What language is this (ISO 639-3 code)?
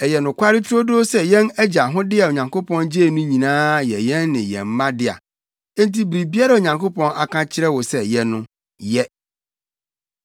aka